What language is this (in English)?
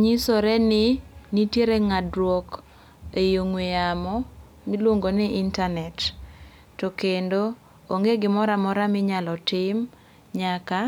Luo (Kenya and Tanzania)